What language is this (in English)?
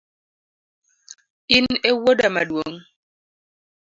Luo (Kenya and Tanzania)